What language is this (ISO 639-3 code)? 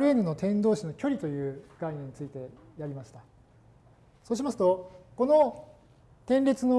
jpn